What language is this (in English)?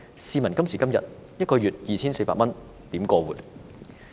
Cantonese